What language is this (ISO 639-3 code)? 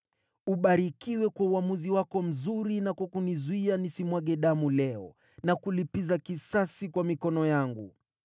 swa